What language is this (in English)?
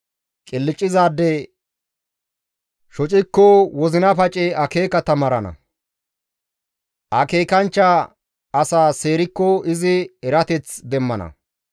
Gamo